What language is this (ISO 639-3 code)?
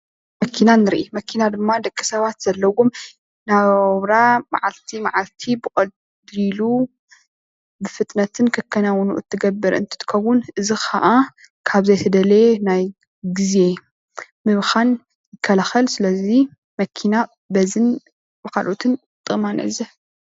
tir